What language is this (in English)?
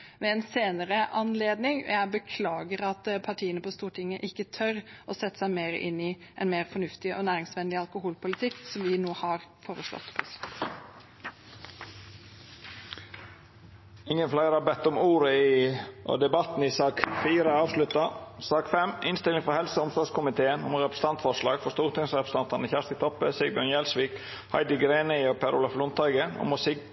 Norwegian